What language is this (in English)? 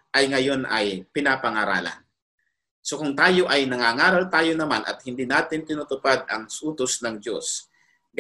Filipino